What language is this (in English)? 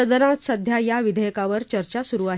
Marathi